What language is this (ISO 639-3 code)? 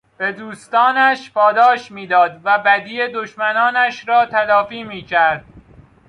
fas